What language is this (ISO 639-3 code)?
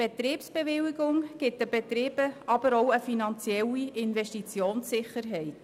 gsw